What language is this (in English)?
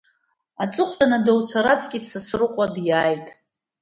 Abkhazian